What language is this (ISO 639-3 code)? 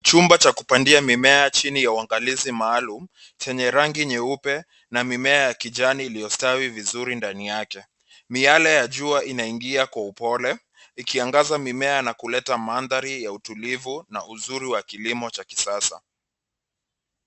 swa